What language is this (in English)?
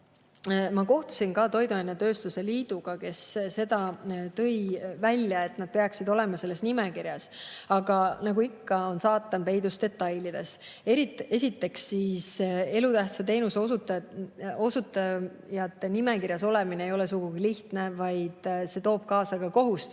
Estonian